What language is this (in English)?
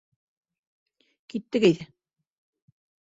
Bashkir